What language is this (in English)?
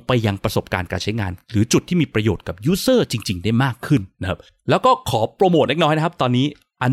Thai